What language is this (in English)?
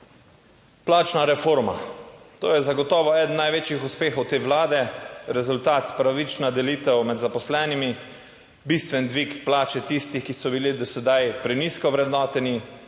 Slovenian